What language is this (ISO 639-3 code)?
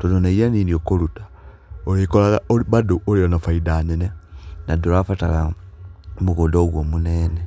kik